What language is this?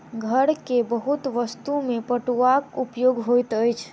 Maithili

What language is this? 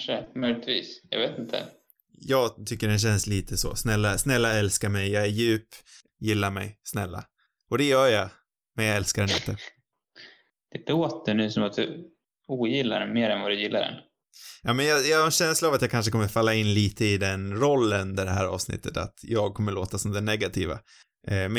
Swedish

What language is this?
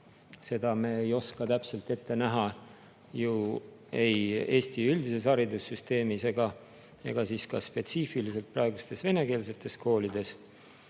Estonian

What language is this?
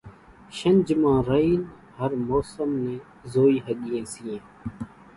Kachi Koli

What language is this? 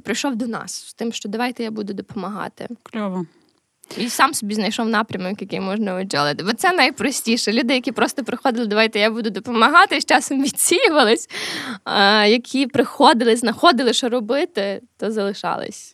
Ukrainian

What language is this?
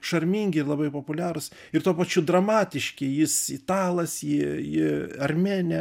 Lithuanian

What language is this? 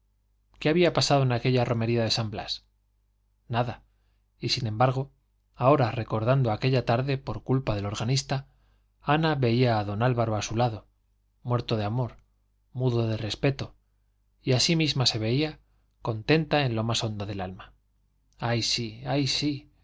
Spanish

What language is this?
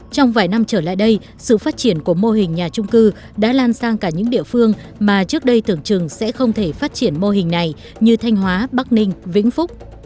Vietnamese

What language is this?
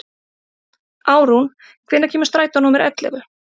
Icelandic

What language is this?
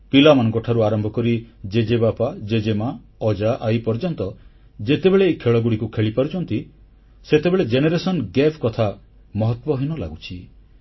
Odia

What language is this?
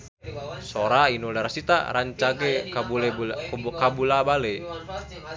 Sundanese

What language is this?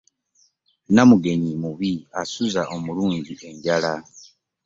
Ganda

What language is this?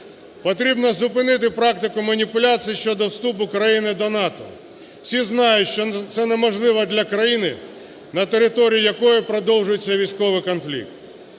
Ukrainian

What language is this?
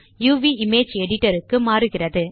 Tamil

